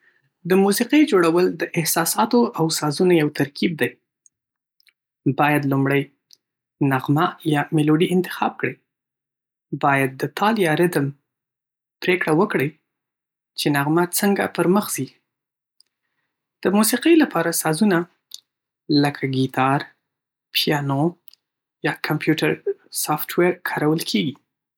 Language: Pashto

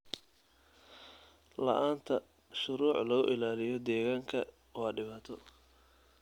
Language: Somali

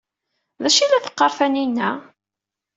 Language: Kabyle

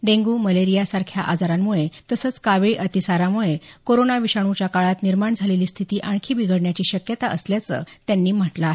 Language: Marathi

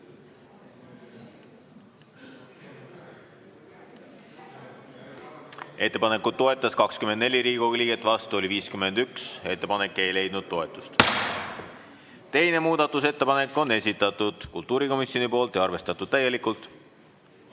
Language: Estonian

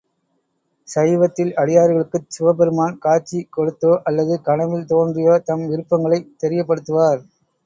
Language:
Tamil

